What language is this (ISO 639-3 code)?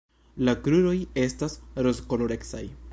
epo